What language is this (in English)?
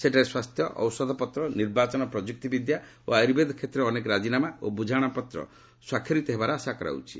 Odia